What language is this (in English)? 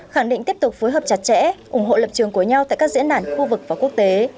Vietnamese